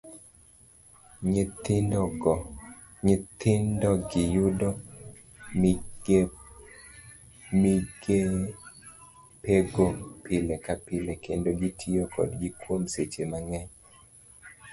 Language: Luo (Kenya and Tanzania)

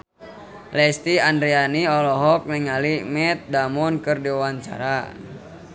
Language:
Sundanese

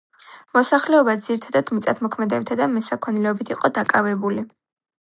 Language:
Georgian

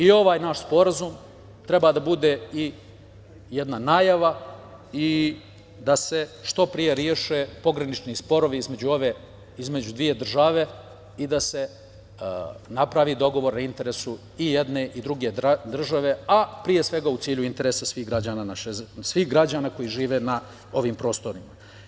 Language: Serbian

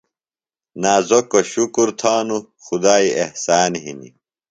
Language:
Phalura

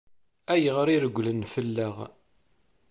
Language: Kabyle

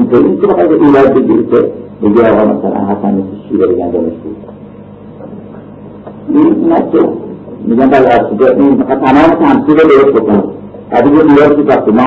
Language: Persian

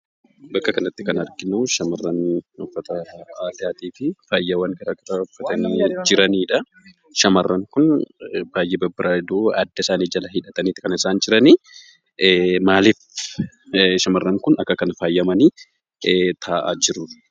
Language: Oromo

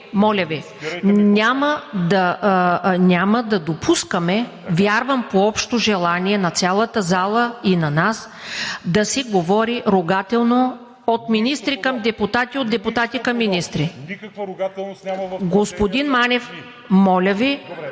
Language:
Bulgarian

